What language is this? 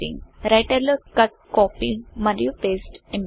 Telugu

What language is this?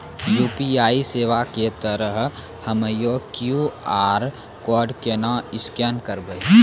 Maithili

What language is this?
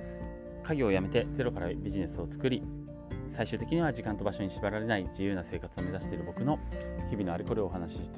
Japanese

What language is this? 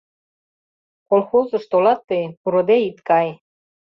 Mari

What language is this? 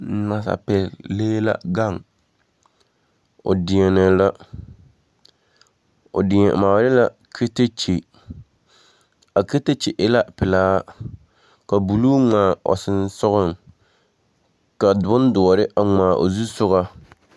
Southern Dagaare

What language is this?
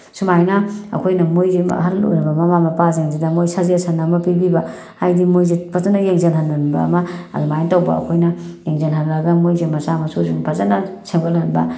Manipuri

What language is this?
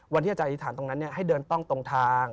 Thai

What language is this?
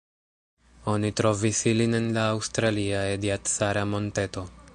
Esperanto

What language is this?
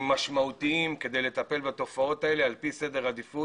Hebrew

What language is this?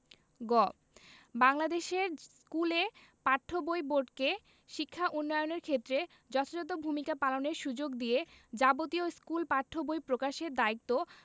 Bangla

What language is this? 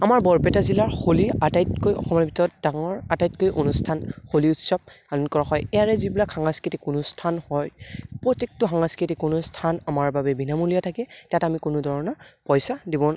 Assamese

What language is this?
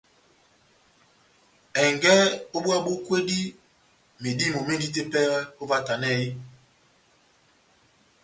Batanga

